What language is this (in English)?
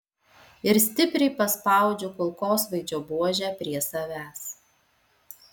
Lithuanian